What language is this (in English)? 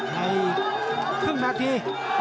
Thai